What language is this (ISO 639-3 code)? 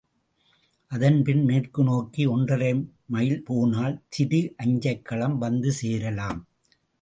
tam